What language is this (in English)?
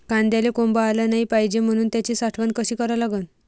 Marathi